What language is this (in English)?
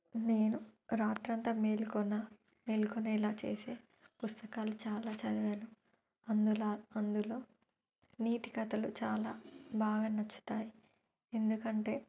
Telugu